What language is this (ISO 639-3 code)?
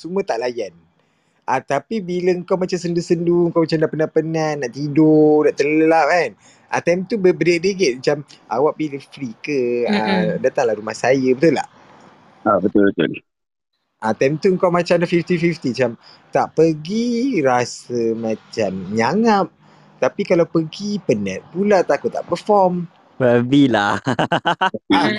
msa